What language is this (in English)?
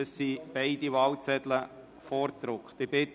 Swiss German